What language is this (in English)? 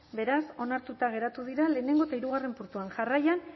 Basque